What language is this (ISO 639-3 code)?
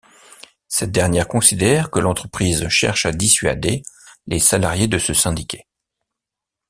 fra